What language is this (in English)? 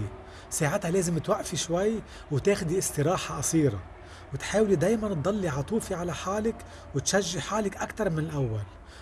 Arabic